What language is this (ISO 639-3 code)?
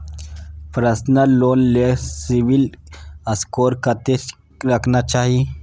mai